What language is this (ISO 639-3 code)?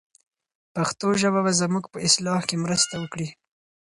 pus